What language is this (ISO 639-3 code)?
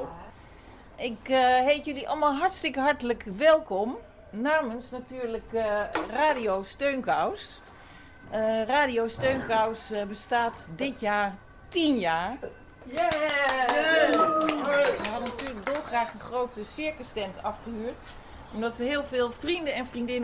nld